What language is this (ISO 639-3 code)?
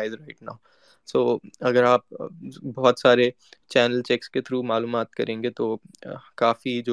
urd